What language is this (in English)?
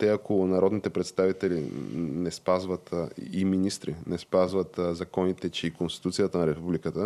Bulgarian